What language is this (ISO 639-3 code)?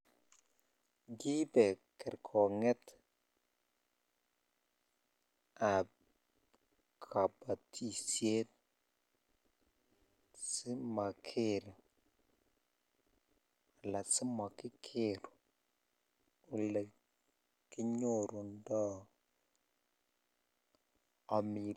kln